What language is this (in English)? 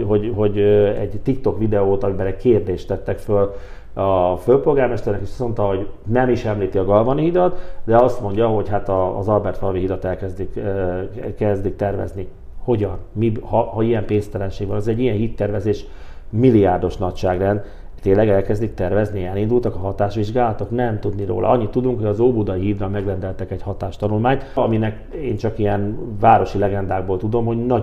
Hungarian